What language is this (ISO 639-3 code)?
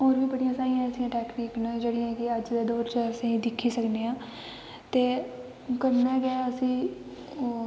doi